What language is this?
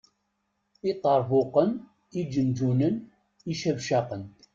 Kabyle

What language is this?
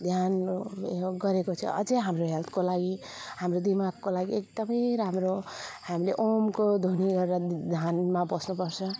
Nepali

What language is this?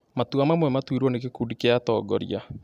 Kikuyu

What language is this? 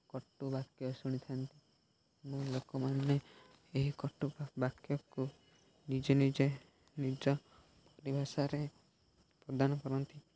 Odia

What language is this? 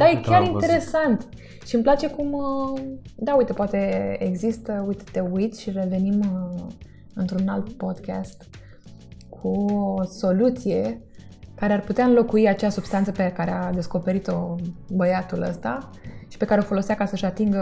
Romanian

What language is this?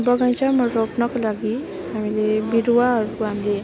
Nepali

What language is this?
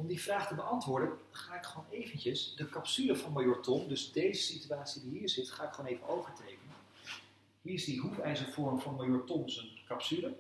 Dutch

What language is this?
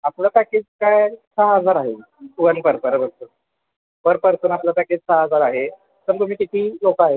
Marathi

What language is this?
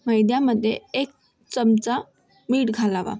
Marathi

